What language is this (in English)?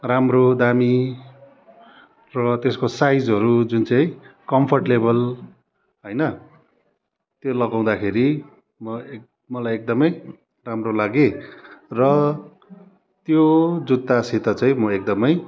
Nepali